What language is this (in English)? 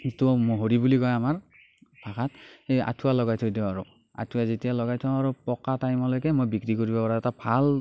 Assamese